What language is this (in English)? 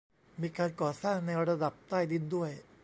Thai